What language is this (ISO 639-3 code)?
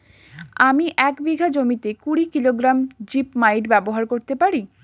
ben